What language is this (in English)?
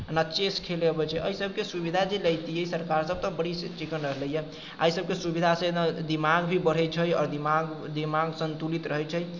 Maithili